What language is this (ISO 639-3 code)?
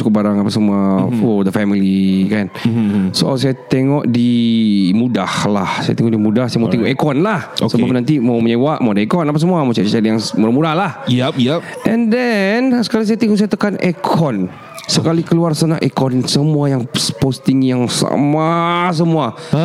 msa